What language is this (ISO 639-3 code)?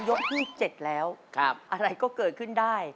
tha